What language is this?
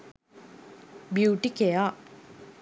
Sinhala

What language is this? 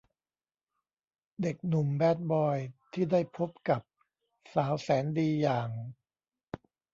Thai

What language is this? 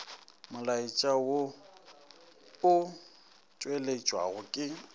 Northern Sotho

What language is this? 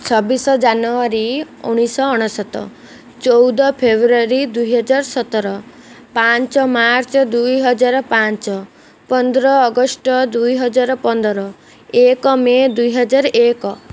Odia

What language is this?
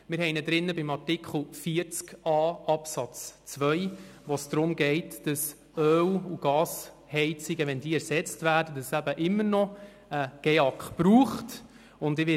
Swiss German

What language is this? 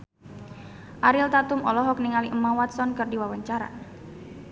Sundanese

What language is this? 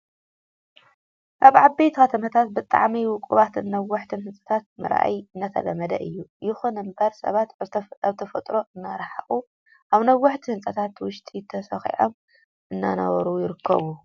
Tigrinya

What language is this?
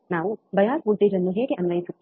Kannada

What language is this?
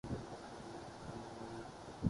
Urdu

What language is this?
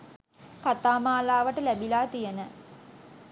Sinhala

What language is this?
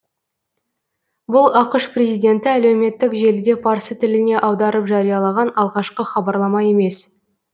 Kazakh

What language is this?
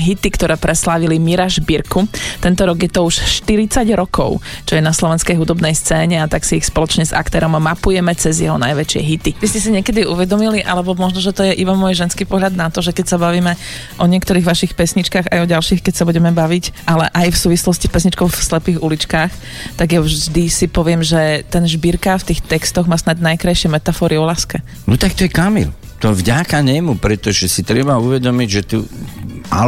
Slovak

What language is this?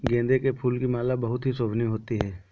Hindi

